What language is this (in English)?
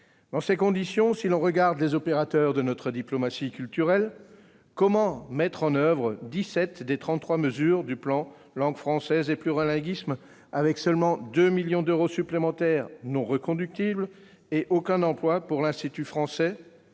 French